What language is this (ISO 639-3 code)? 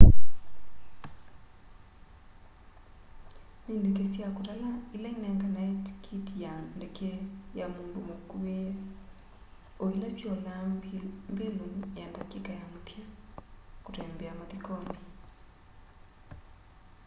kam